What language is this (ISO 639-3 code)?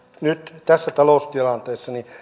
fin